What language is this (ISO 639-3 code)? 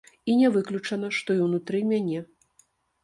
bel